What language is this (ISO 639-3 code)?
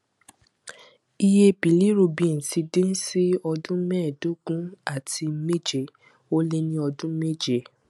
yor